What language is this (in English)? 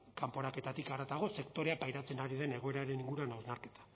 Basque